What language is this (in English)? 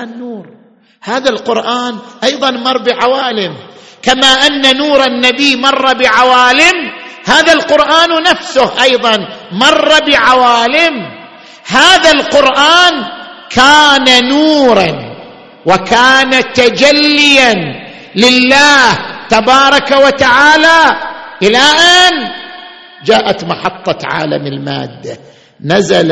Arabic